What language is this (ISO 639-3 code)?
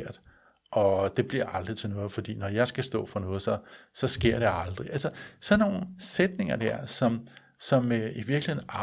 dan